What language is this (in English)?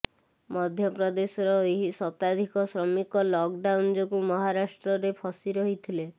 Odia